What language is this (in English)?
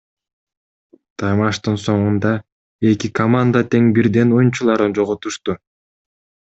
Kyrgyz